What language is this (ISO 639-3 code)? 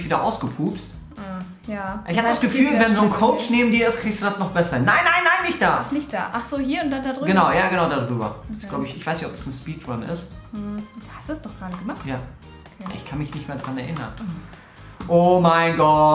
deu